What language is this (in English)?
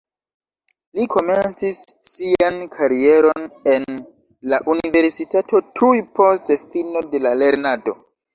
Esperanto